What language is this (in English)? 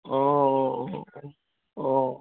Assamese